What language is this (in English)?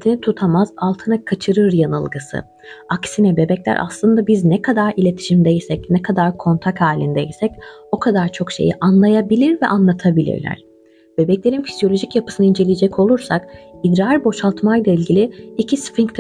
Turkish